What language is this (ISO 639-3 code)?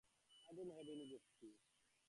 ben